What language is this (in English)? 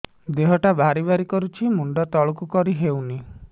Odia